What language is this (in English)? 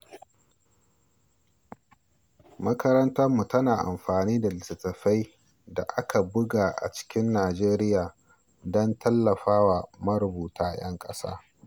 Hausa